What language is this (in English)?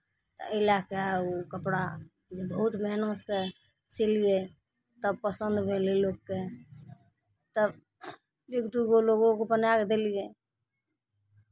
Maithili